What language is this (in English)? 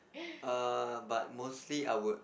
English